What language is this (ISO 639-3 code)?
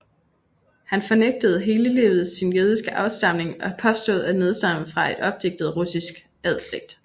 dan